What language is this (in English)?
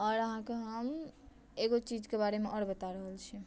Maithili